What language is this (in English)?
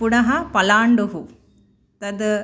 Sanskrit